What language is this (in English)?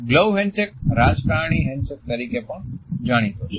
Gujarati